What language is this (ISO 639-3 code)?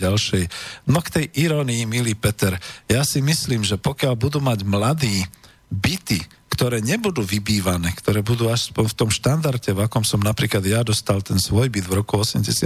slk